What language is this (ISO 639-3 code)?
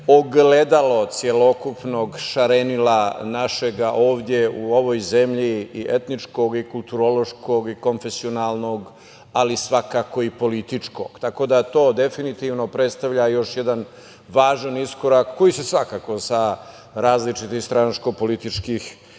srp